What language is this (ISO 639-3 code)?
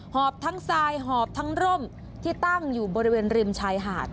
tha